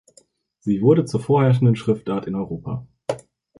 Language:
German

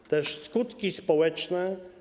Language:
Polish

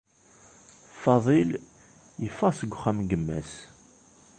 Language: Kabyle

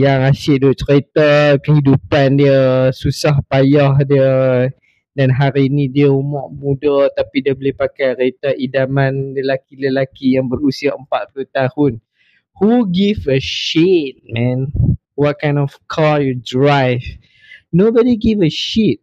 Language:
Malay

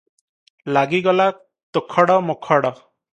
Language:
Odia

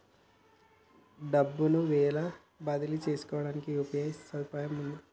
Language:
Telugu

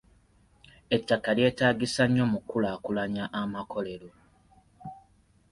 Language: Ganda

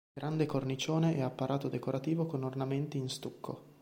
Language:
Italian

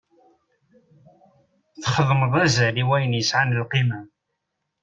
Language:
Kabyle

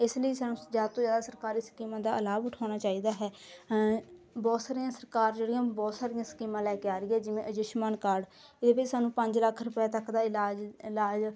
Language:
Punjabi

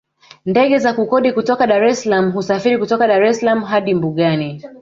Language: Swahili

